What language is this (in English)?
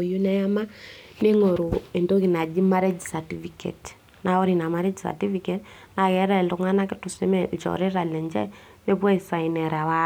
Masai